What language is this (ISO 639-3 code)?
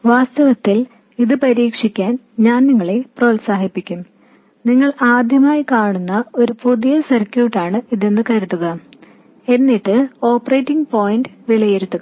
mal